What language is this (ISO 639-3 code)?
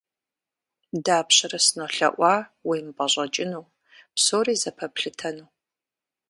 kbd